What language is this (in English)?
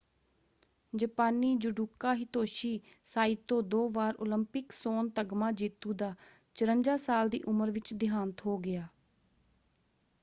Punjabi